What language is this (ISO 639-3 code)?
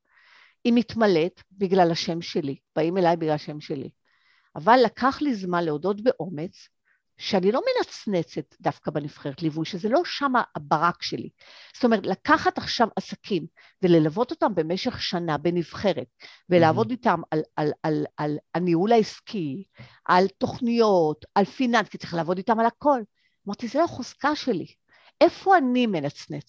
heb